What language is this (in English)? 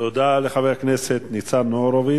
Hebrew